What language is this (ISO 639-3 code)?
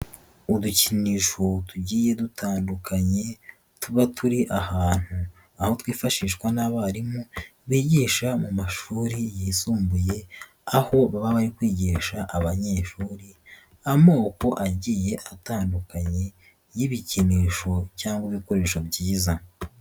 kin